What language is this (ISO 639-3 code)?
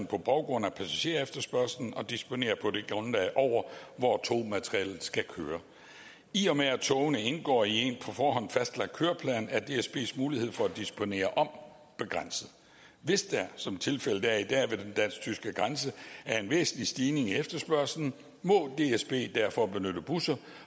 dan